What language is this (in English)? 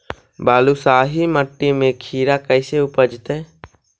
Magahi